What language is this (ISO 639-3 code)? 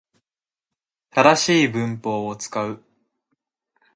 jpn